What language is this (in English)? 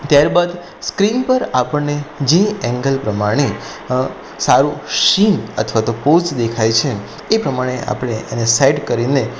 Gujarati